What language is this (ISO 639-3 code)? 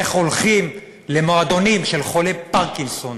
heb